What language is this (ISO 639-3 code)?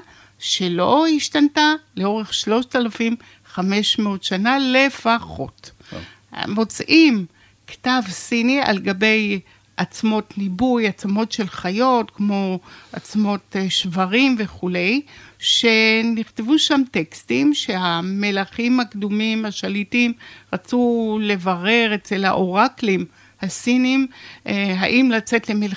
heb